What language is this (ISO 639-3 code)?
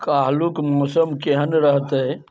mai